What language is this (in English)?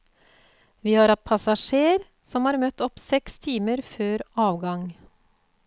Norwegian